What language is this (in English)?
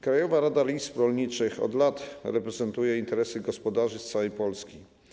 Polish